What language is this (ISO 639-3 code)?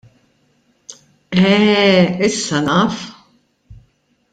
mlt